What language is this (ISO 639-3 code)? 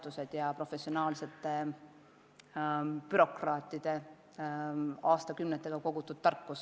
est